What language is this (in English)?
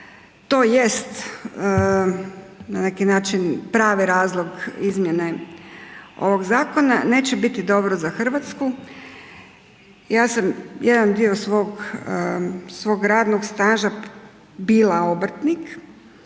Croatian